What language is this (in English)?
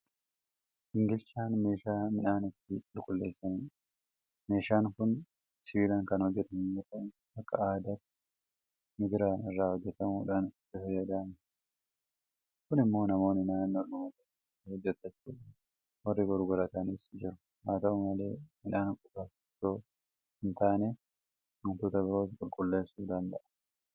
Oromo